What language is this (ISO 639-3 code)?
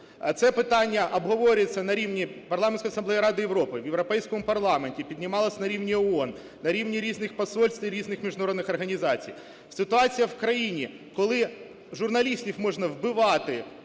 ukr